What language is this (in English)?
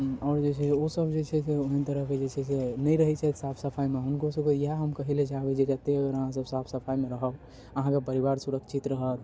Maithili